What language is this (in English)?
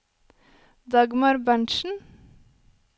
Norwegian